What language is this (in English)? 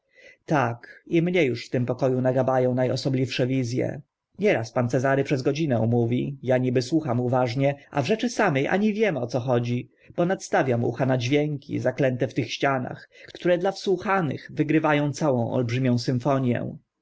Polish